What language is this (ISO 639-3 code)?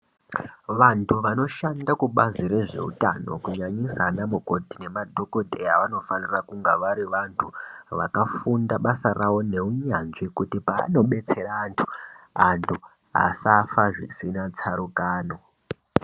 ndc